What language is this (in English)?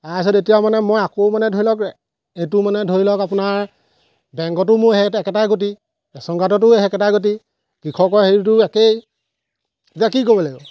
Assamese